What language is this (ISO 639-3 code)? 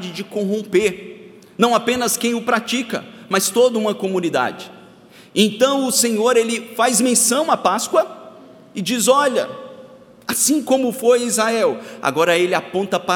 por